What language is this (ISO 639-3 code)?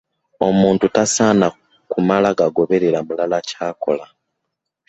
lug